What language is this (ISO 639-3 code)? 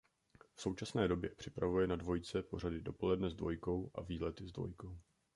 ces